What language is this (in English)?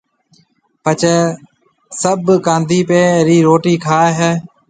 Marwari (Pakistan)